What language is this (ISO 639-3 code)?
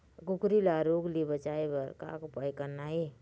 hne